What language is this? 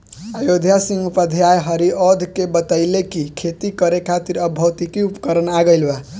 Bhojpuri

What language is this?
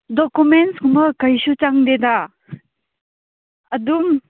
Manipuri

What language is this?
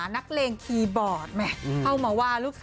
Thai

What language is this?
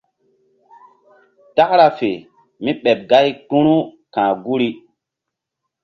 Mbum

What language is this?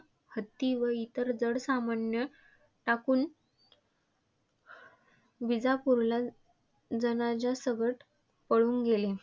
Marathi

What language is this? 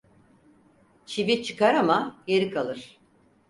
Turkish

